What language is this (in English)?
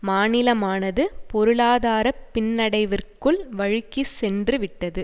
Tamil